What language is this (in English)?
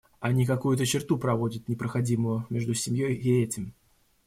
Russian